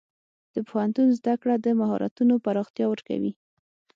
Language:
Pashto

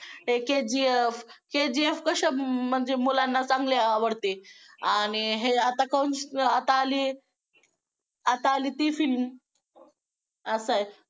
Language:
Marathi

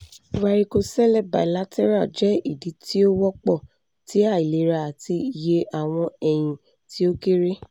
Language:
Yoruba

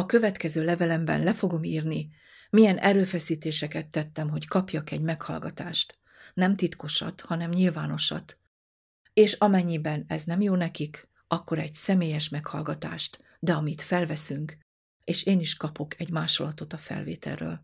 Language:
Hungarian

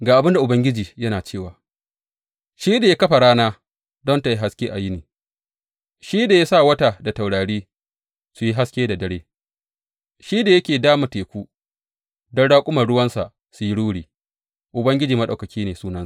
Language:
Hausa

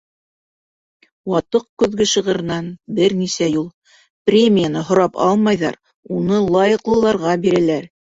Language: Bashkir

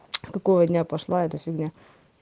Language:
Russian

